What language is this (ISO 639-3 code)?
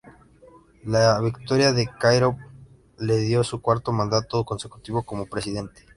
spa